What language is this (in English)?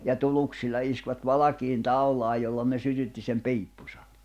Finnish